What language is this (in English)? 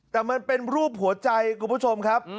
Thai